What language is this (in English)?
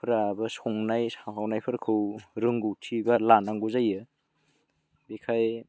Bodo